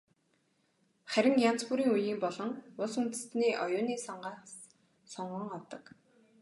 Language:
Mongolian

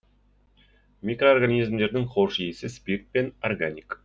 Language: Kazakh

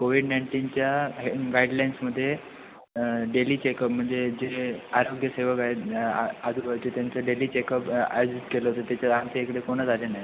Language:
Marathi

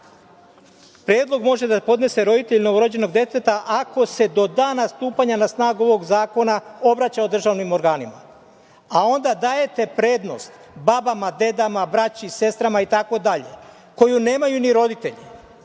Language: Serbian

